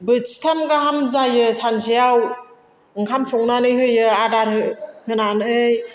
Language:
Bodo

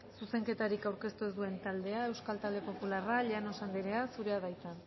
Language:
Basque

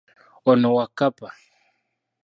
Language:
Ganda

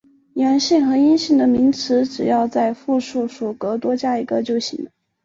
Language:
Chinese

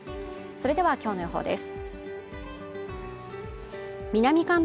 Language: Japanese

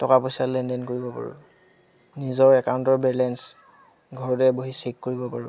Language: Assamese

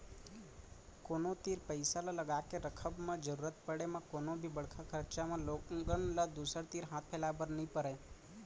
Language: Chhattisgarhi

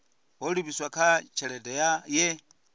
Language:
Venda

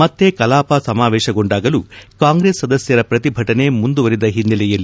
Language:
Kannada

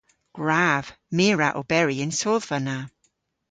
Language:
Cornish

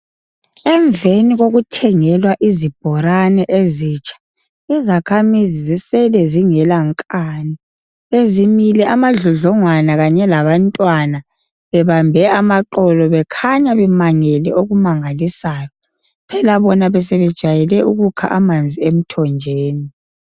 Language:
North Ndebele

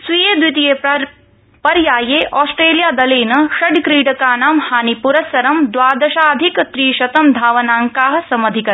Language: Sanskrit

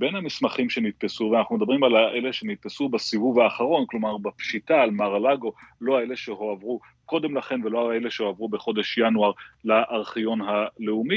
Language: Hebrew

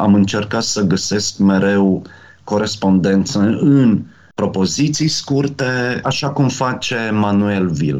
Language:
Romanian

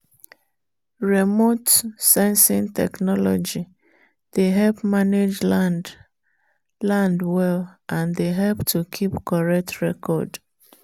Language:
Nigerian Pidgin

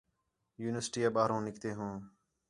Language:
Khetrani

